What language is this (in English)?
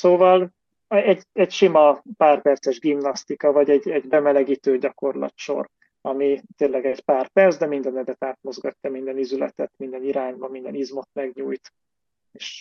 Hungarian